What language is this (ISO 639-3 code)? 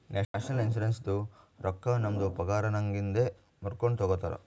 kan